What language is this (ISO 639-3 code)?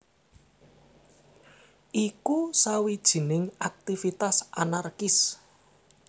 jav